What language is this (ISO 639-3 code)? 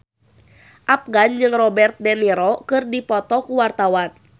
sun